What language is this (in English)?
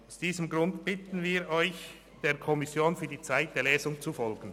Swiss German